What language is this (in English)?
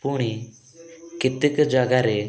Odia